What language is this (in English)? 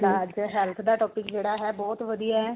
Punjabi